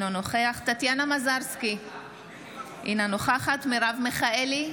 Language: Hebrew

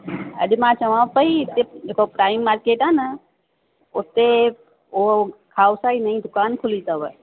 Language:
Sindhi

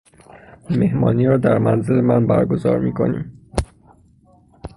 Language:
Persian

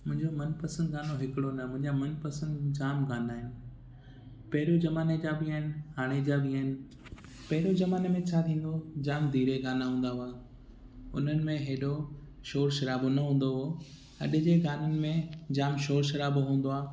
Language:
Sindhi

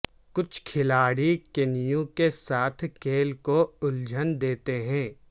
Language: Urdu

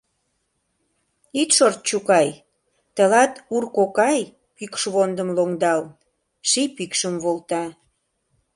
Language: Mari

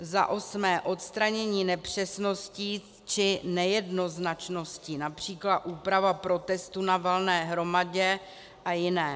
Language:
Czech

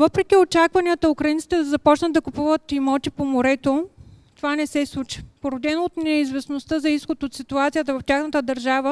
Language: Bulgarian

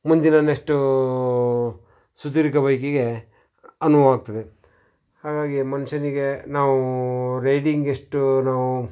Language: Kannada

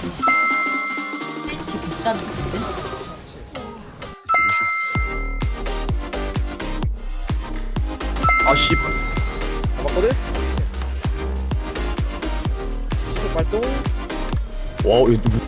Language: Korean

